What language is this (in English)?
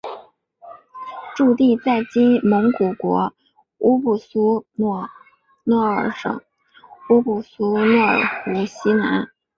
Chinese